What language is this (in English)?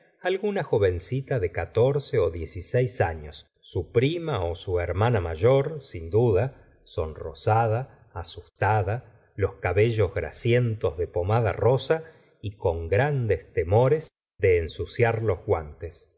Spanish